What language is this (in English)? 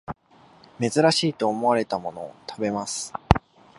Japanese